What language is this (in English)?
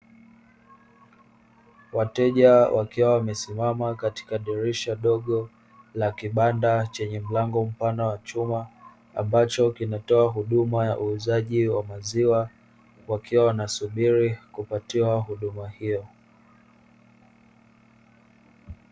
Swahili